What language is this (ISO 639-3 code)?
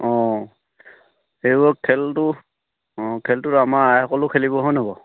asm